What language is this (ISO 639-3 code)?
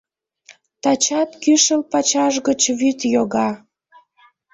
chm